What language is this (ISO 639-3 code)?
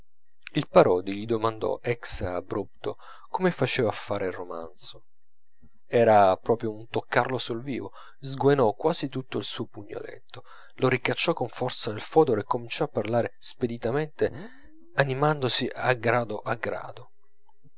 ita